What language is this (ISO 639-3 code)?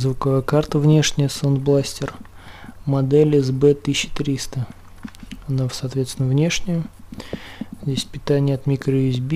rus